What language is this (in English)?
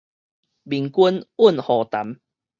Min Nan Chinese